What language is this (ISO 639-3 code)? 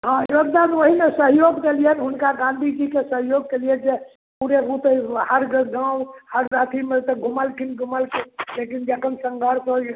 mai